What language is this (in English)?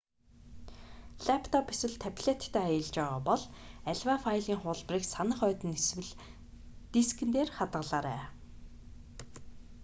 Mongolian